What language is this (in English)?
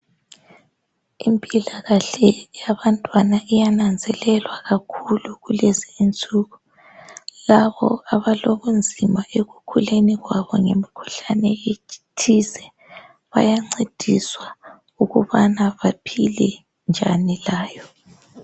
North Ndebele